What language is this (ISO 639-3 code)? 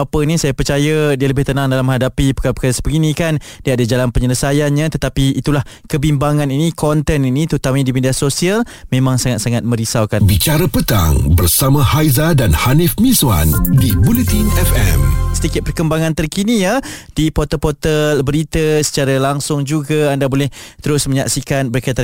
msa